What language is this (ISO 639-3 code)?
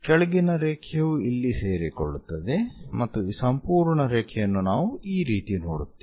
kan